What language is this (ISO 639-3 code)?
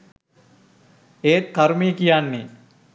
sin